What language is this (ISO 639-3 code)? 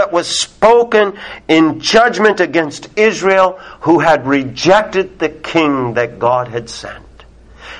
eng